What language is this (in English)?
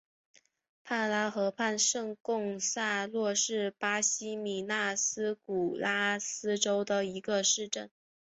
Chinese